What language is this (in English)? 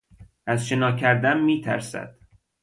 Persian